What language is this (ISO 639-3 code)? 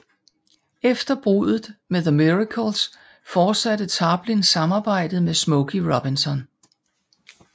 dan